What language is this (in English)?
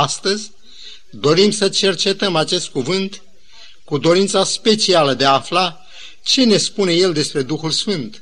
Romanian